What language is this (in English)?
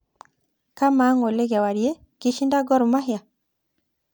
Masai